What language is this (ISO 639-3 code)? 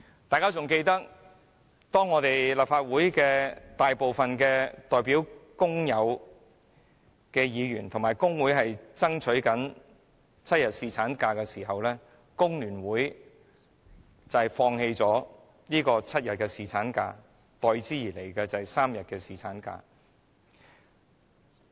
yue